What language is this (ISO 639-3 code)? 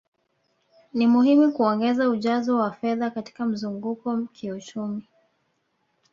swa